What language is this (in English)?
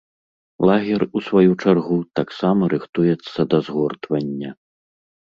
Belarusian